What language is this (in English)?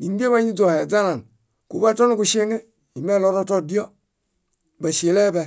Bayot